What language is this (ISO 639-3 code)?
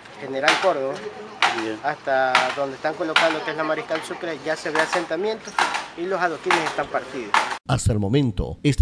spa